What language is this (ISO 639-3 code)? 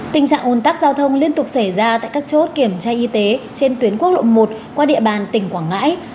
vie